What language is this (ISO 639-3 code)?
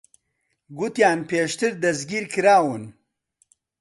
ckb